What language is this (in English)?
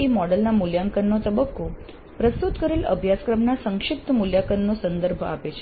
Gujarati